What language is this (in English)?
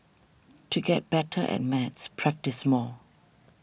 English